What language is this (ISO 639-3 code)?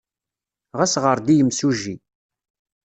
kab